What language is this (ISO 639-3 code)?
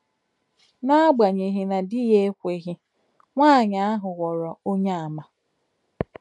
ibo